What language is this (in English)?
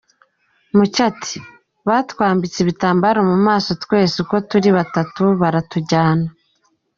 Kinyarwanda